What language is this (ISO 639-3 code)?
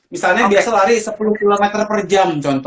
ind